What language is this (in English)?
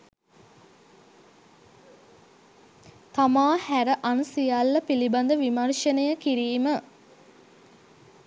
Sinhala